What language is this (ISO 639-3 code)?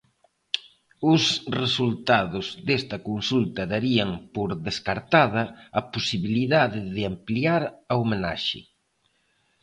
glg